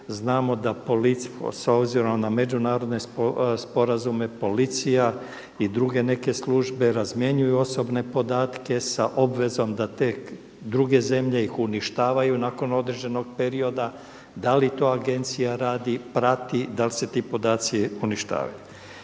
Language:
Croatian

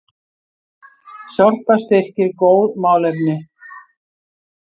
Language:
Icelandic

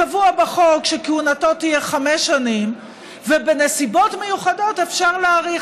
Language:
Hebrew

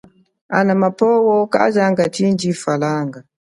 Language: Chokwe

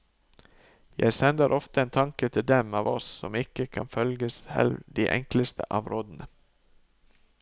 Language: Norwegian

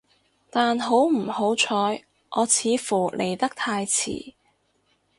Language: Cantonese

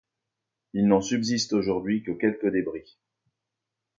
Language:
French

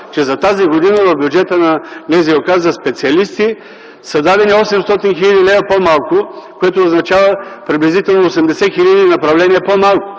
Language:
Bulgarian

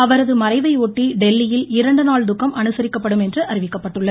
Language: Tamil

